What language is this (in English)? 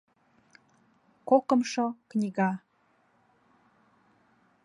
Mari